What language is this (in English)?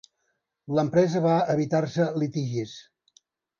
Catalan